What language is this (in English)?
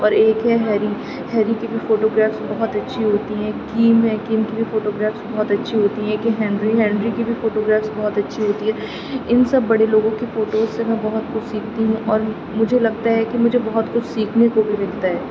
Urdu